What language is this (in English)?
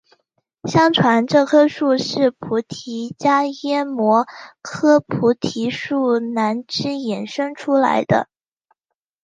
Chinese